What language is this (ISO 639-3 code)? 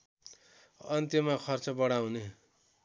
nep